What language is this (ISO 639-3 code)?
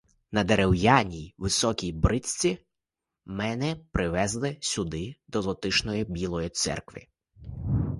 ukr